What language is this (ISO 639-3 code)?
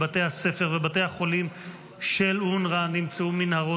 heb